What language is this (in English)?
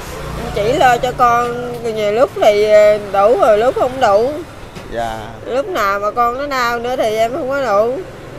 Vietnamese